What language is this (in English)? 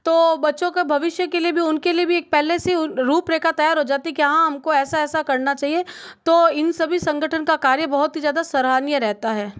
Hindi